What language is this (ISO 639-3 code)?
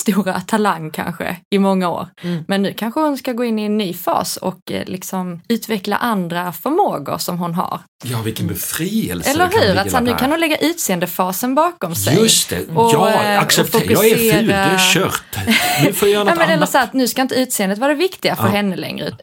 swe